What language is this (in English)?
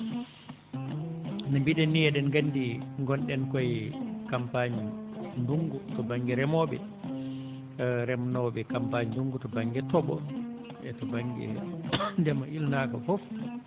Fula